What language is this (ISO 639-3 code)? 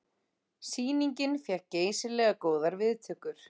isl